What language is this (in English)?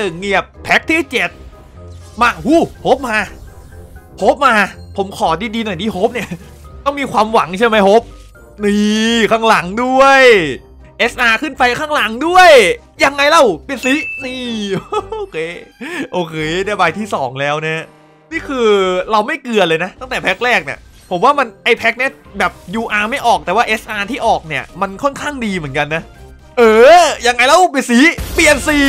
Thai